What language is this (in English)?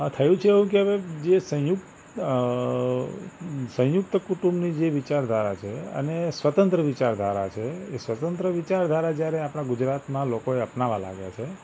Gujarati